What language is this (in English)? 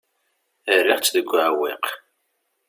Kabyle